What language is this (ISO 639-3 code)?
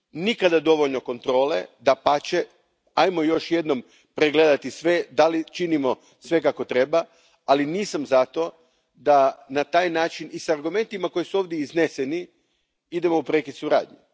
hrv